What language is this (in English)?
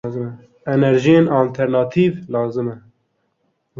Kurdish